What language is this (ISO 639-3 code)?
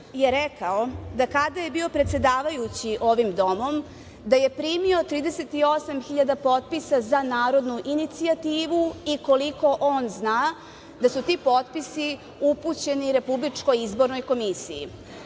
srp